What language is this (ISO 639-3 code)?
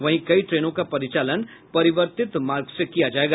hin